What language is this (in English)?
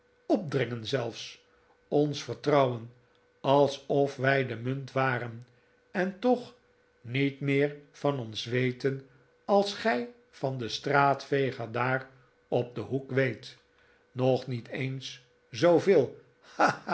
Dutch